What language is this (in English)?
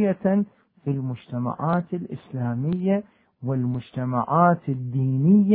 Arabic